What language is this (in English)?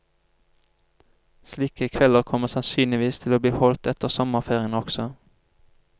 Norwegian